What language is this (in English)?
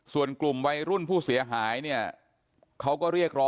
Thai